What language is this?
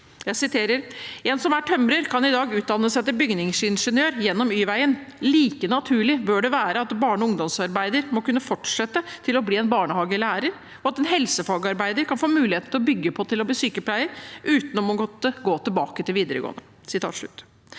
Norwegian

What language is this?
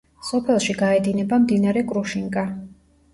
Georgian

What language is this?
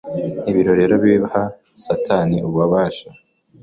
Kinyarwanda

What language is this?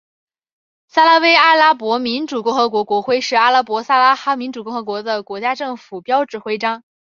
Chinese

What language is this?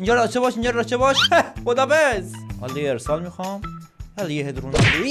Persian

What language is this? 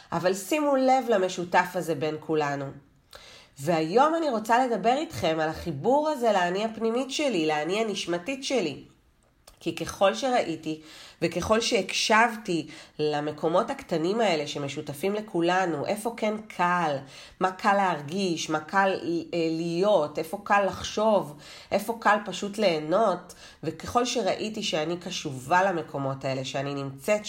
Hebrew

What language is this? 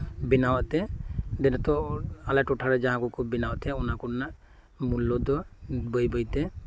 Santali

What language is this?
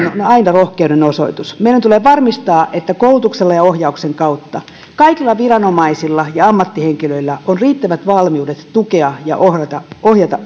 Finnish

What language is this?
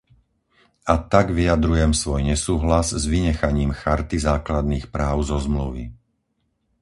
Slovak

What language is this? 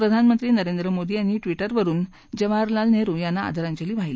Marathi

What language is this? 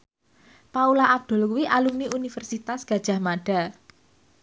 Javanese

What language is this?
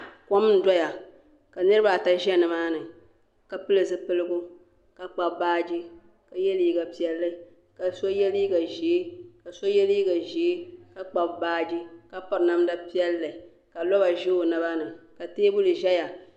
Dagbani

